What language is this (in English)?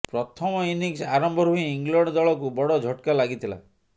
Odia